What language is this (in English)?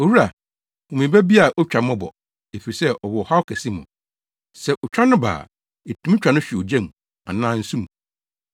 Akan